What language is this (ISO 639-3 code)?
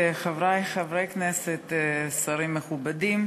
heb